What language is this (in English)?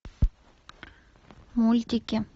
Russian